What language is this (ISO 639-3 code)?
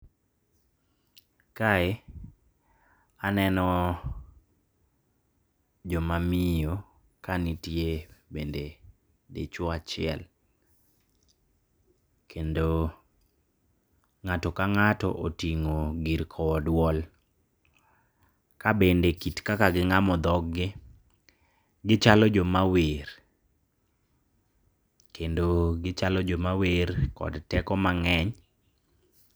luo